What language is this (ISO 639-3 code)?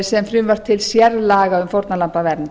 isl